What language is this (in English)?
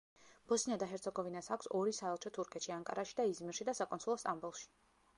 Georgian